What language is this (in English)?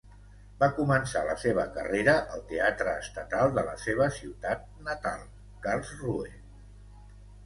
Catalan